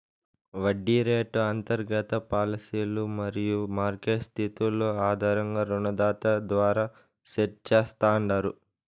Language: Telugu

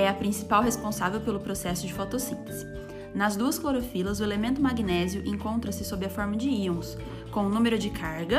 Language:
Portuguese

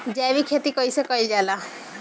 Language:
Bhojpuri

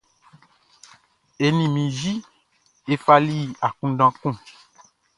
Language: Baoulé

